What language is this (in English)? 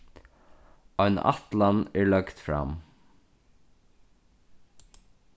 Faroese